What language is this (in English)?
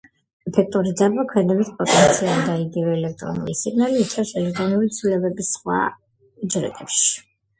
Georgian